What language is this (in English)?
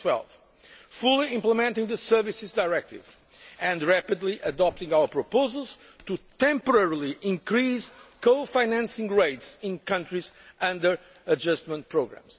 English